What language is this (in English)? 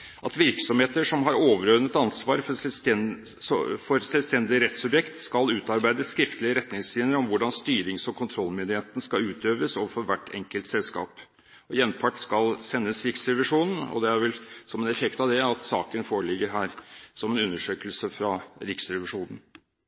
Norwegian Bokmål